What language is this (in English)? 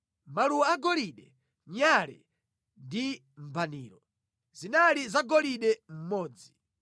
Nyanja